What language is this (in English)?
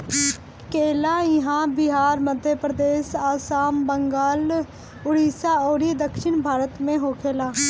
Bhojpuri